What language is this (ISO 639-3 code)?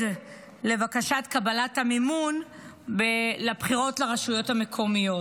heb